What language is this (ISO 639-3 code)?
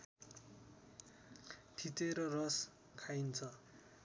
nep